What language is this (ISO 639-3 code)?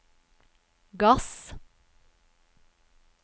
nor